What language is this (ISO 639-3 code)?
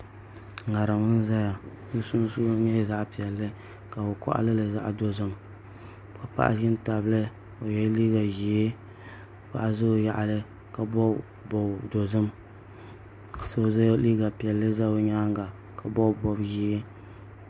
dag